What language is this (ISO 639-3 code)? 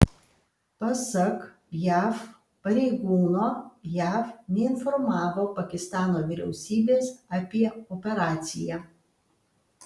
lit